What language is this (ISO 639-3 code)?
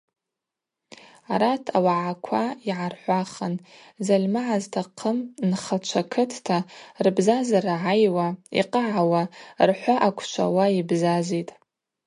abq